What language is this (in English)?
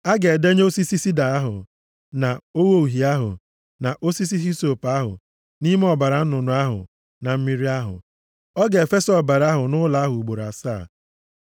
Igbo